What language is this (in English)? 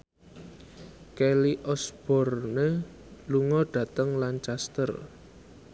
Javanese